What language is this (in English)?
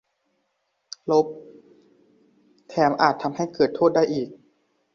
Thai